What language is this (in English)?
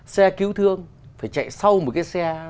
Vietnamese